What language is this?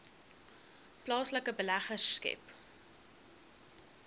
Afrikaans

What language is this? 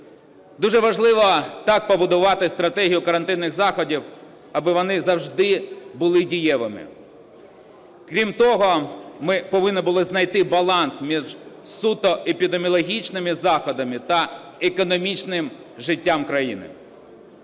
Ukrainian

